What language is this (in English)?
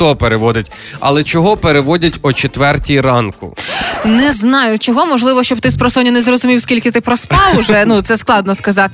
Ukrainian